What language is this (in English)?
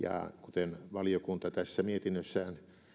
Finnish